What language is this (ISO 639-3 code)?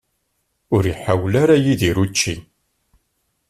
kab